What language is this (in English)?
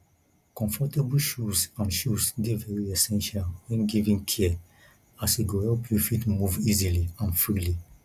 Nigerian Pidgin